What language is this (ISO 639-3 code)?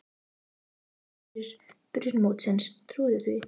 isl